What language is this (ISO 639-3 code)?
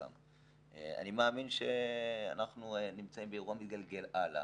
heb